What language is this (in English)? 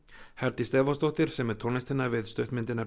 Icelandic